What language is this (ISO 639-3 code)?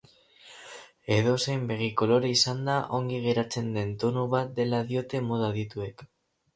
eus